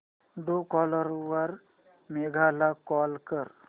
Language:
Marathi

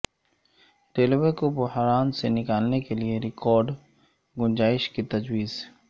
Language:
Urdu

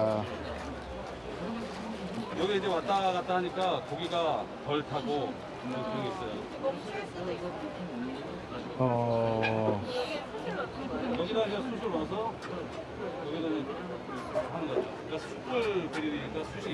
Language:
Korean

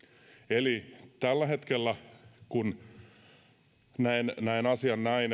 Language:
Finnish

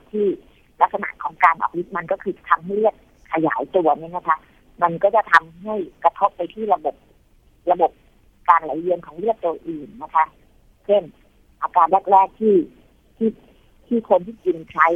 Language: Thai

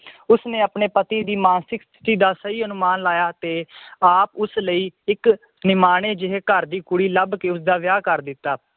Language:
Punjabi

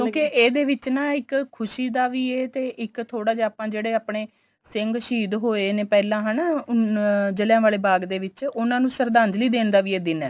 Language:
Punjabi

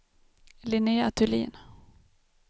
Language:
Swedish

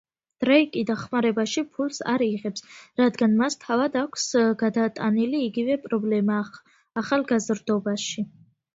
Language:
Georgian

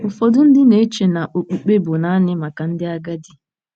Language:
Igbo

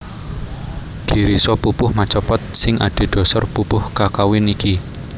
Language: Javanese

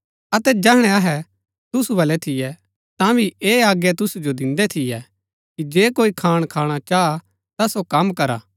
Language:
Gaddi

